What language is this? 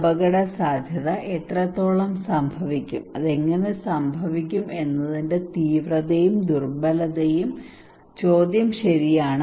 Malayalam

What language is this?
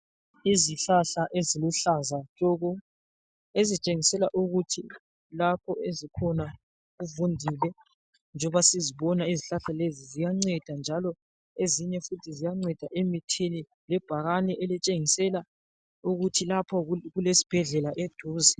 North Ndebele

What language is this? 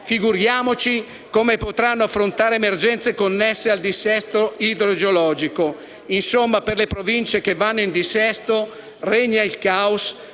Italian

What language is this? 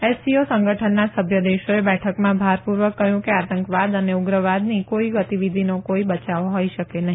Gujarati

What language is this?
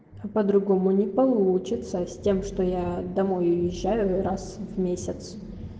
Russian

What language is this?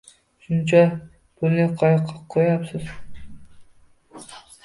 Uzbek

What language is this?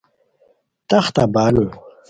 Khowar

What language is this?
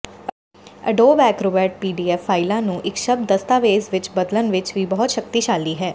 Punjabi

